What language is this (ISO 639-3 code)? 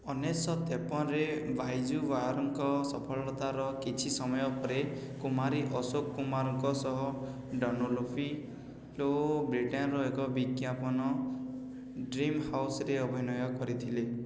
ori